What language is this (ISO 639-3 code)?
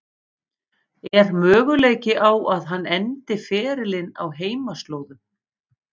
isl